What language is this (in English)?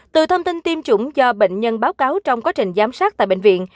Vietnamese